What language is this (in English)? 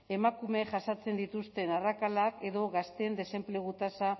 Basque